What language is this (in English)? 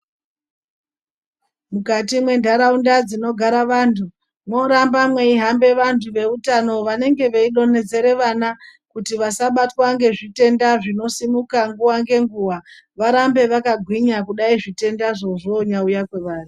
Ndau